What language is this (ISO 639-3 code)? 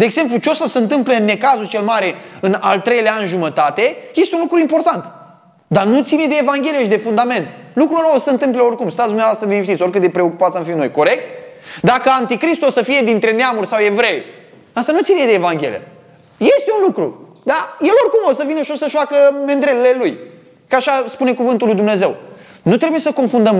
ron